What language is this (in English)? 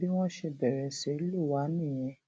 Yoruba